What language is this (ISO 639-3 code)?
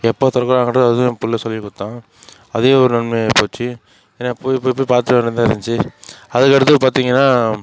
tam